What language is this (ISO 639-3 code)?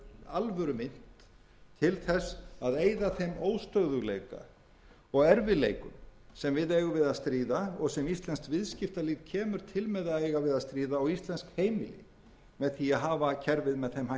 isl